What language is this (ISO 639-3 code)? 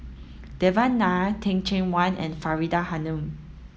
eng